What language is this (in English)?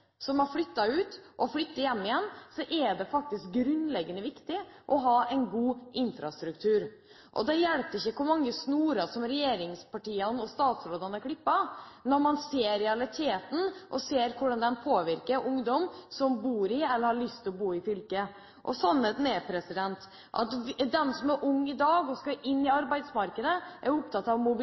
Norwegian Bokmål